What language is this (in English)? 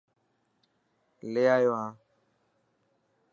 Dhatki